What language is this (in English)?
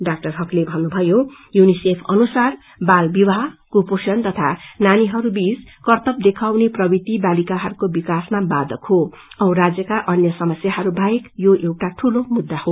Nepali